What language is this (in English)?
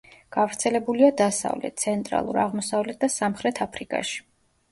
Georgian